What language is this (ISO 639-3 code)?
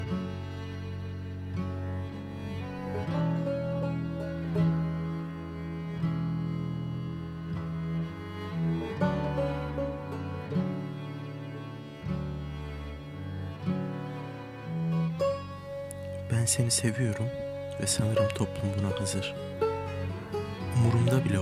tur